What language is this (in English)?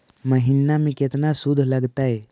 Magahi